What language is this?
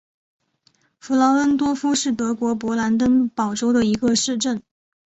Chinese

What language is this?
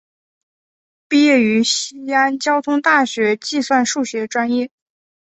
Chinese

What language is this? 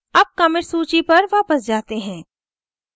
Hindi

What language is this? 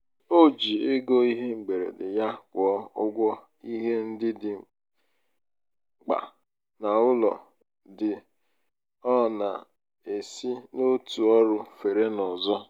Igbo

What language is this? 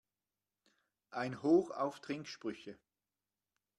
German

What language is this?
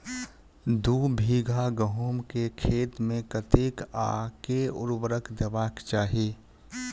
Maithili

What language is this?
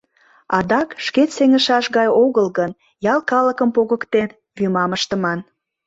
Mari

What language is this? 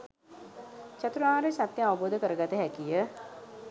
Sinhala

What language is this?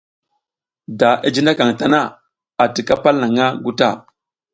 South Giziga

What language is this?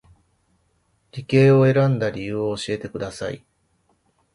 Japanese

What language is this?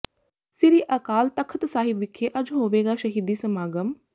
Punjabi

